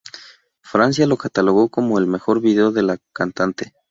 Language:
Spanish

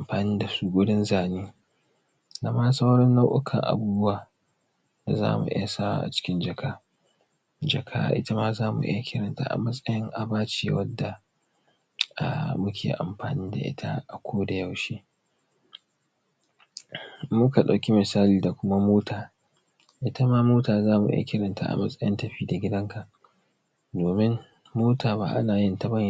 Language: Hausa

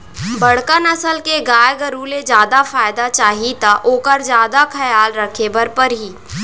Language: Chhattisgarhi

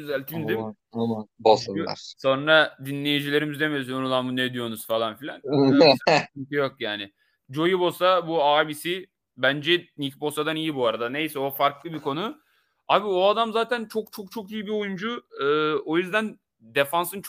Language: Turkish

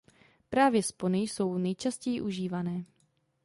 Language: Czech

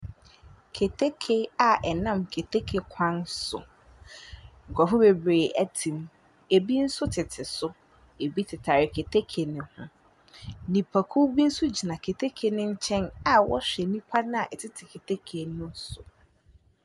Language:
Akan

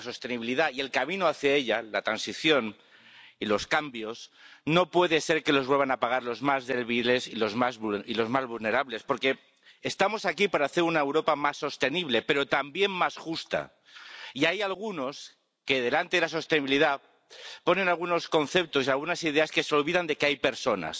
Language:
Spanish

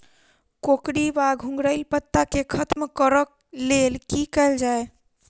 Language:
Maithili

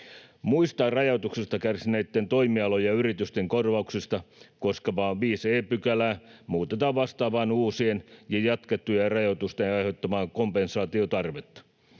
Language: Finnish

